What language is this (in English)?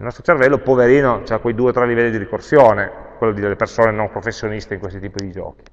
Italian